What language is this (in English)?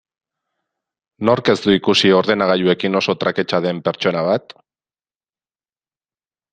Basque